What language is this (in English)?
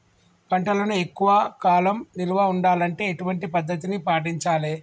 Telugu